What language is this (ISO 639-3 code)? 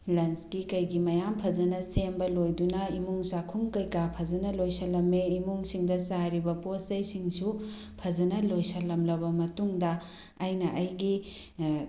mni